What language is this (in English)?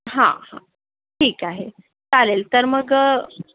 Marathi